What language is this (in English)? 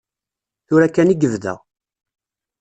Kabyle